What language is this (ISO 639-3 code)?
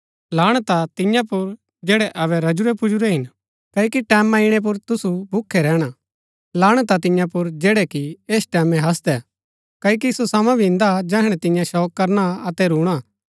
gbk